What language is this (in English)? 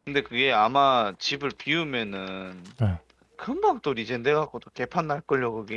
Korean